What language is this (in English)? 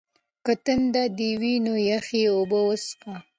Pashto